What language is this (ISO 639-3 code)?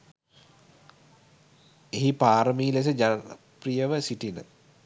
sin